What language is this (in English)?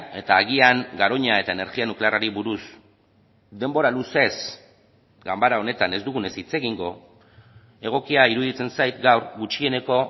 Basque